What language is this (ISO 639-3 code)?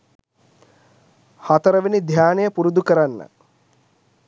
sin